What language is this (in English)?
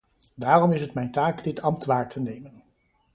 Dutch